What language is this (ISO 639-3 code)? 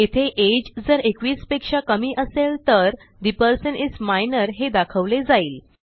mar